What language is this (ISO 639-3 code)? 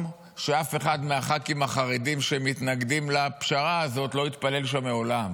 heb